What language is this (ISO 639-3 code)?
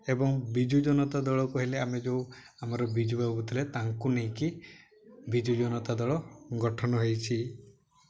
ori